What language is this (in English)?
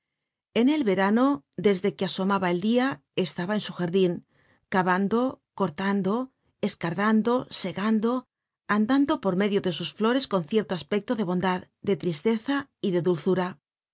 Spanish